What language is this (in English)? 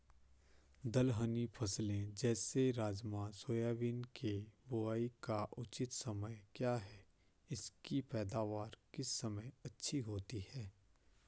Hindi